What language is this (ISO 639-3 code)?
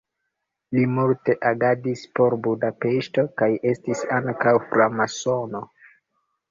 epo